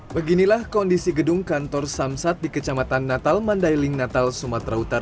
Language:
Indonesian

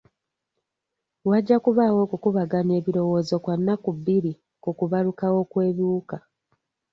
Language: Ganda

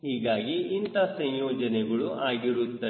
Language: Kannada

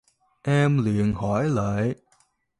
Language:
Vietnamese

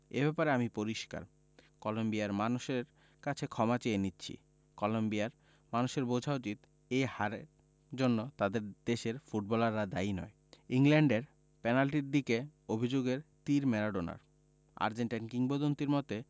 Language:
Bangla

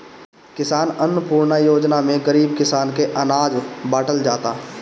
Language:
Bhojpuri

